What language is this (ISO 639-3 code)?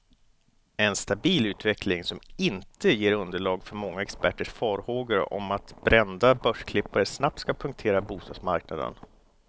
swe